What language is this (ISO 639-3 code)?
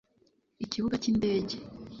kin